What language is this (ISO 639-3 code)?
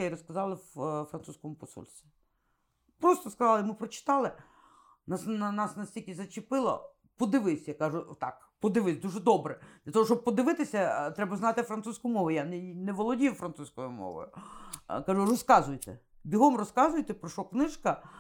ukr